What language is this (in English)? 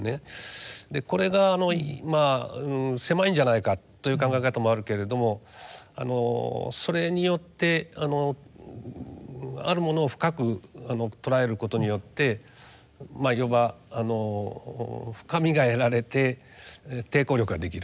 Japanese